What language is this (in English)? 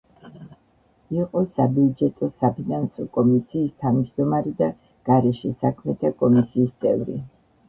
Georgian